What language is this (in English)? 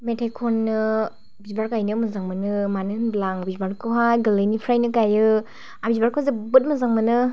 Bodo